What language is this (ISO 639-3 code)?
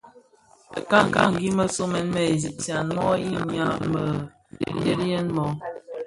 ksf